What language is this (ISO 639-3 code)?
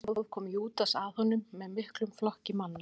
isl